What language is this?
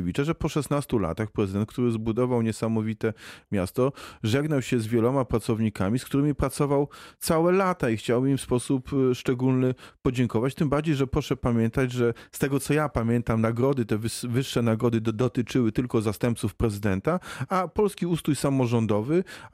Polish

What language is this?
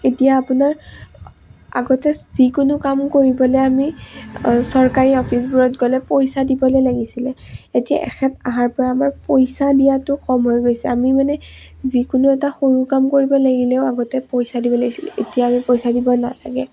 Assamese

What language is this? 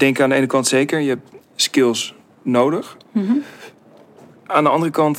Dutch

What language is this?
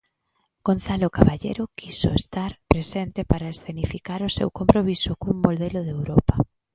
Galician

